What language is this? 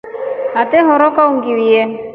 Rombo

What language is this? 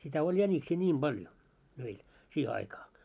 Finnish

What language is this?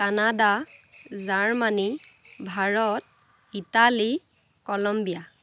Assamese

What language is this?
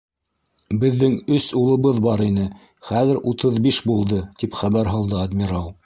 Bashkir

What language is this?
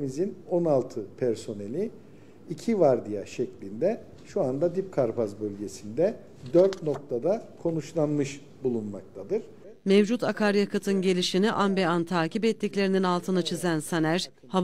Turkish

